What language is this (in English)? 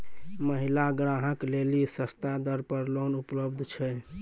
Maithili